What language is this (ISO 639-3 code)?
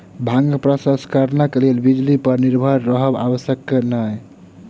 mai